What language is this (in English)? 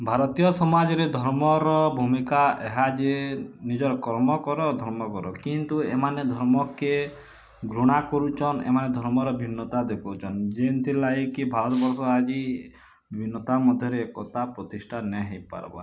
Odia